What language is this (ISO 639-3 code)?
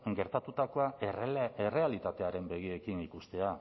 eus